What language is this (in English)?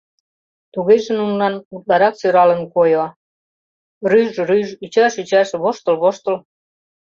Mari